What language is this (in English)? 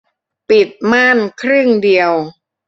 Thai